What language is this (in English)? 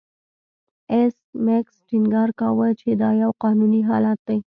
Pashto